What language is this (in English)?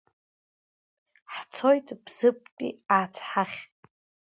Abkhazian